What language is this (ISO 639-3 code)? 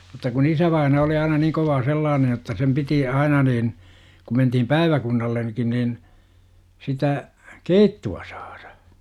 fin